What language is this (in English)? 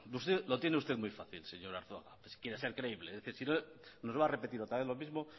Spanish